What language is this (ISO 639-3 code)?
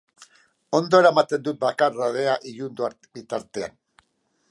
eus